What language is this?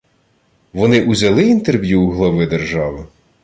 Ukrainian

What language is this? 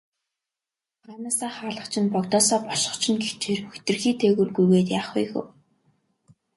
Mongolian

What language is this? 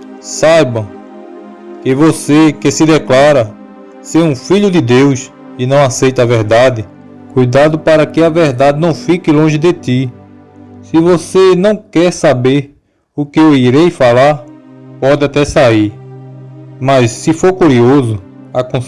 Portuguese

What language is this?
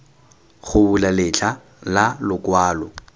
Tswana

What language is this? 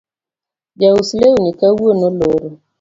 Luo (Kenya and Tanzania)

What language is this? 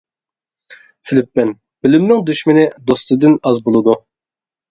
Uyghur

